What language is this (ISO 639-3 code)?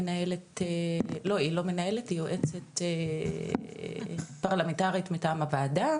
heb